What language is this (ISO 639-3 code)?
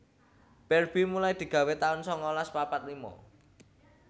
jav